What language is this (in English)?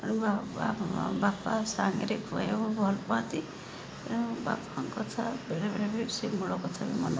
Odia